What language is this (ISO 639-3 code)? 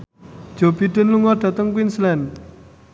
jav